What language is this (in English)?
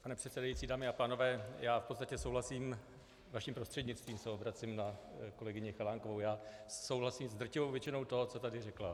Czech